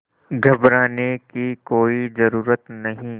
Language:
Hindi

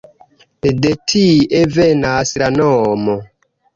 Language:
Esperanto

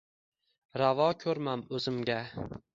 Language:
Uzbek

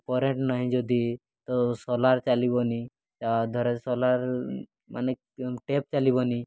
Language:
Odia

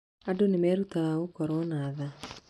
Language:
Kikuyu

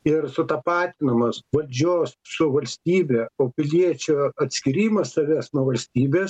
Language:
Lithuanian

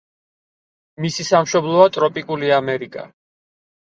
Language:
Georgian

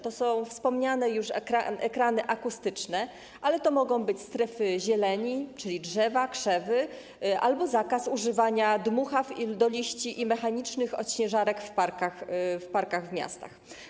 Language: Polish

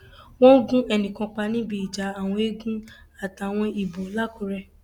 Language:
Yoruba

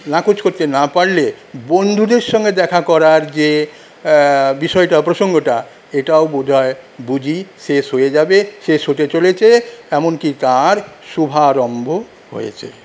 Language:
Bangla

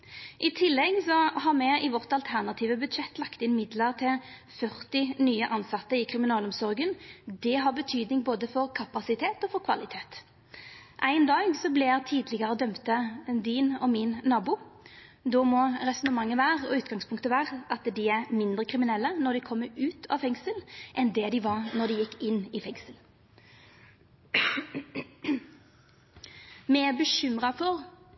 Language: Norwegian Nynorsk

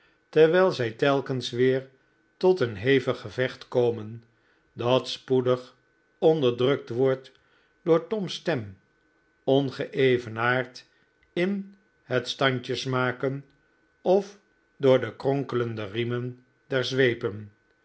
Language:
Dutch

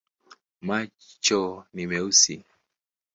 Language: Swahili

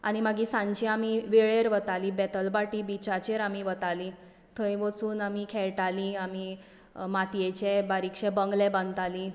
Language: Konkani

